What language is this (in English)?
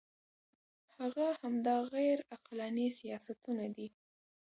Pashto